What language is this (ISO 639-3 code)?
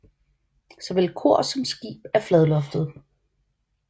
dan